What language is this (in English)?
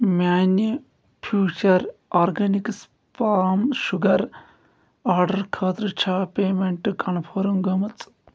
Kashmiri